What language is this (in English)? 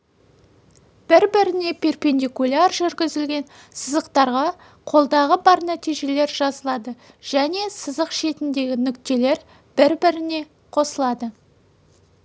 Kazakh